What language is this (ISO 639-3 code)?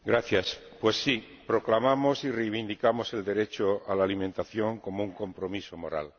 spa